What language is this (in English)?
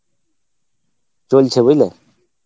Bangla